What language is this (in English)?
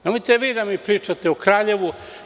Serbian